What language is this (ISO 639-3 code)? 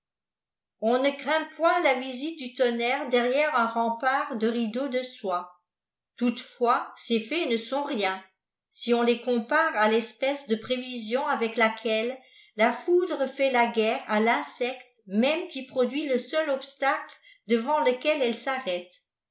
fra